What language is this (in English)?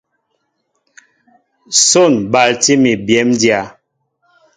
Mbo (Cameroon)